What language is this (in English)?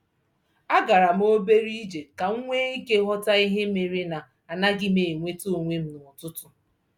Igbo